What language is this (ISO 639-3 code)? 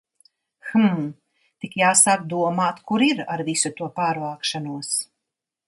lav